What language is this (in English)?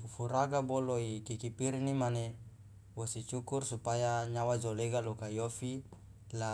Loloda